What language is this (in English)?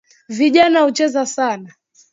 Swahili